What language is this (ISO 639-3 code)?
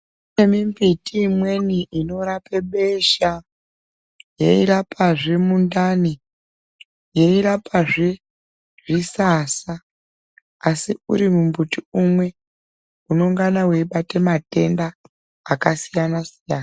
ndc